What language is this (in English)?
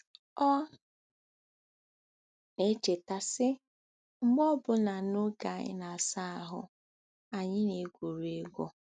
Igbo